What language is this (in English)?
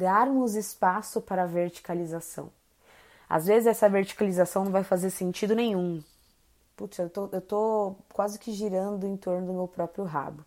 Portuguese